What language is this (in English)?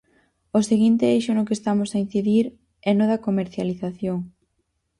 Galician